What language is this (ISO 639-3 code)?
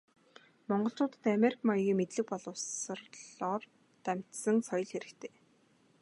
mon